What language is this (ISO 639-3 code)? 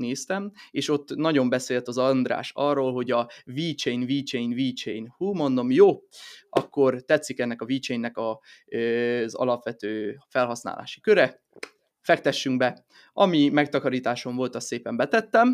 hun